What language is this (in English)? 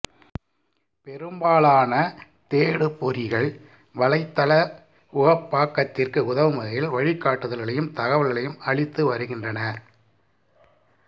Tamil